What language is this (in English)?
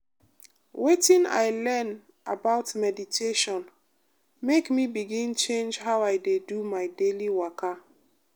Nigerian Pidgin